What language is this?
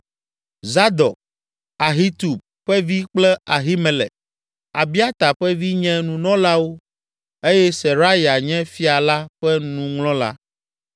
Ewe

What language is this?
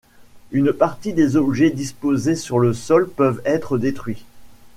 French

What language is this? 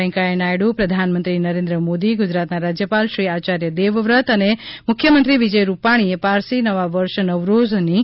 Gujarati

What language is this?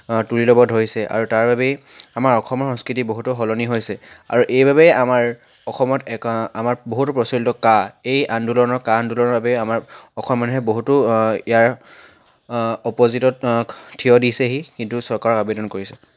Assamese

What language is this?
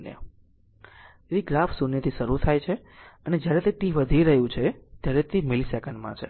Gujarati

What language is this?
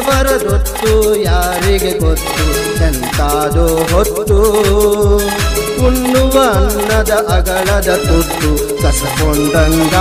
Arabic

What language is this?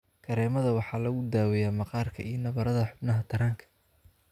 Somali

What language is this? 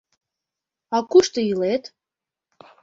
Mari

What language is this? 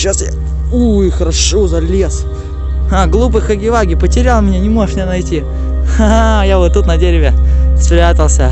Russian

